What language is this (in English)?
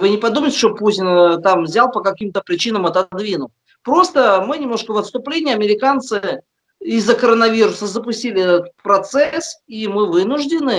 Russian